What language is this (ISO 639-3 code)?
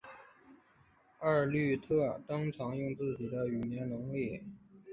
zho